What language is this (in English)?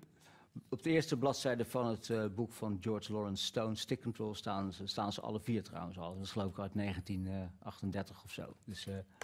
Dutch